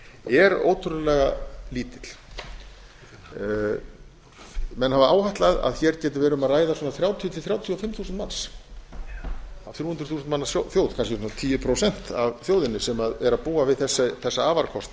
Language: Icelandic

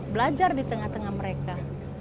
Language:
Indonesian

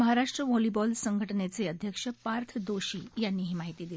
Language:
Marathi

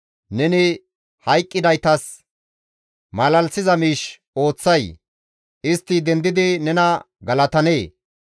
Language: Gamo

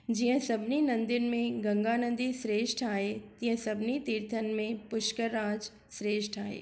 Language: Sindhi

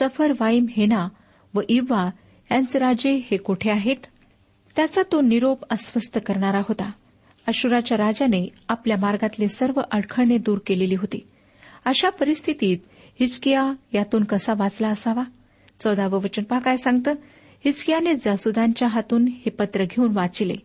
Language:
Marathi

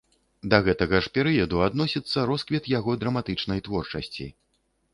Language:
Belarusian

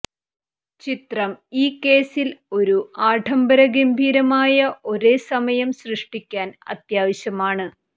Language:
Malayalam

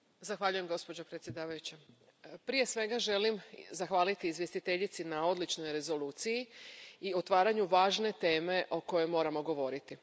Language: Croatian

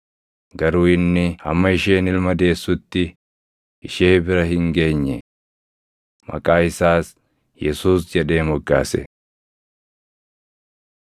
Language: Oromo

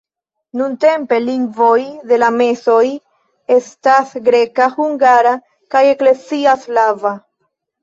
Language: Esperanto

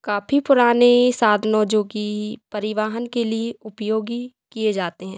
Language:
Hindi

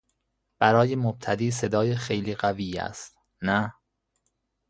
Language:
Persian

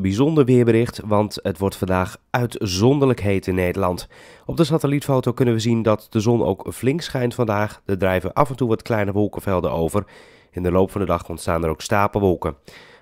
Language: Dutch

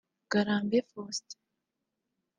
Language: Kinyarwanda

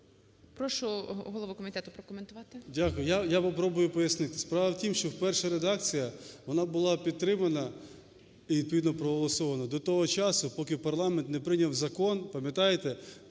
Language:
Ukrainian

